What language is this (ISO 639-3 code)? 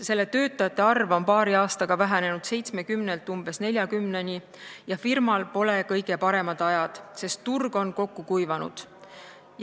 est